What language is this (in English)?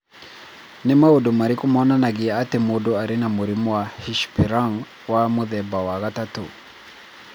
Kikuyu